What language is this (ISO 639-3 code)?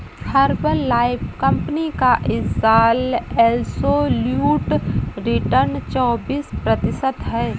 hin